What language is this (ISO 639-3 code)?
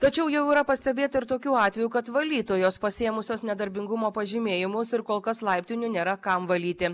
lit